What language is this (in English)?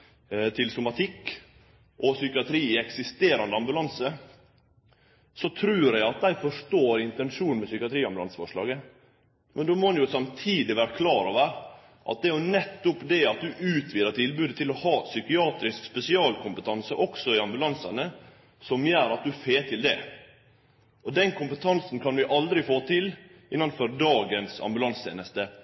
Norwegian Nynorsk